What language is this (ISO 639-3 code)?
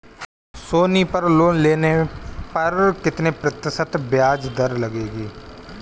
hin